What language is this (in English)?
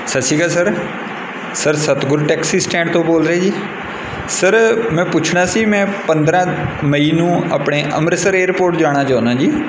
Punjabi